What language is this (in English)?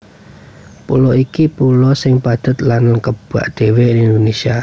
Javanese